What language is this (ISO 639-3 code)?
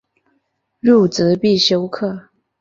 zho